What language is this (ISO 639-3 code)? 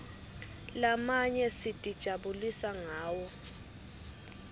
ssw